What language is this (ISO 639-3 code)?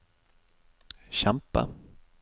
nor